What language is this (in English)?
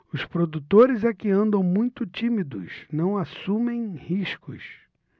Portuguese